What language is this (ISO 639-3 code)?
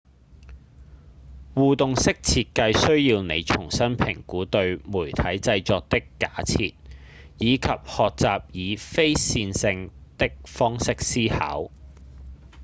yue